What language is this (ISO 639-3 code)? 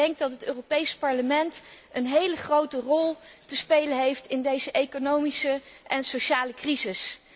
nld